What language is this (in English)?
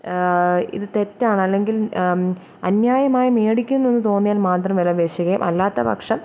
Malayalam